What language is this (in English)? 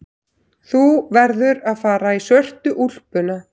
Icelandic